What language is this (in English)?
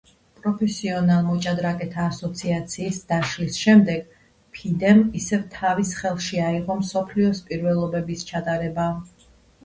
Georgian